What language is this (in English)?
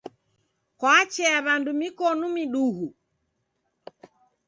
Taita